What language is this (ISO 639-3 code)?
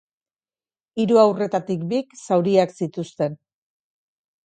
eus